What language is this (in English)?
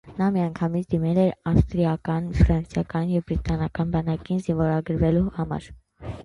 Armenian